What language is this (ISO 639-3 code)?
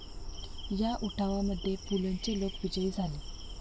mar